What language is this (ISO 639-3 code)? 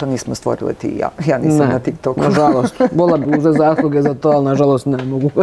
hrv